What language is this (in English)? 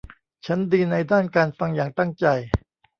Thai